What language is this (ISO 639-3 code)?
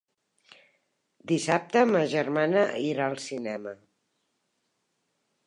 cat